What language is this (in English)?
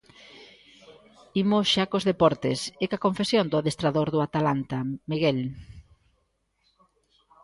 Galician